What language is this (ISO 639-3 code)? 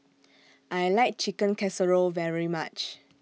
eng